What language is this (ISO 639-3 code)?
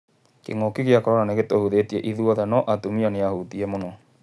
kik